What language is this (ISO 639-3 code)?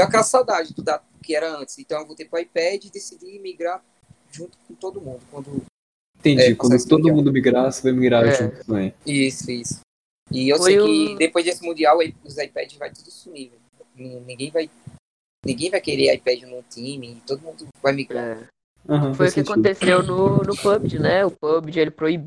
por